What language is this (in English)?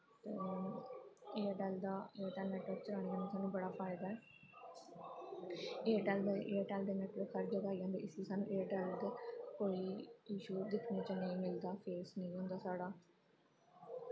Dogri